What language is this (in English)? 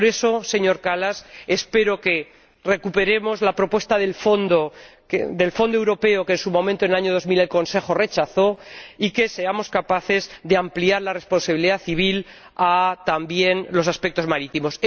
Spanish